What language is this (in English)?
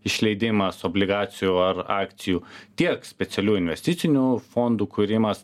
Lithuanian